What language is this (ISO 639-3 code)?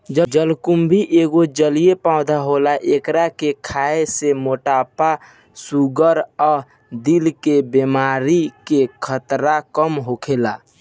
bho